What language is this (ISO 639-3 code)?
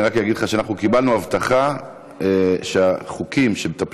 heb